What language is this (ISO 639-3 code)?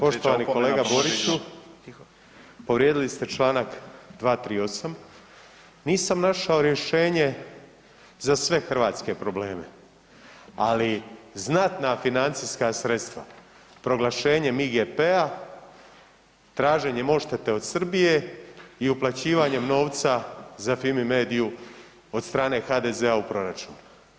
hrv